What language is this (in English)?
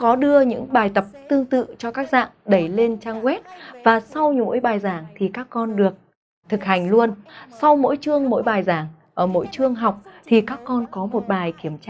Vietnamese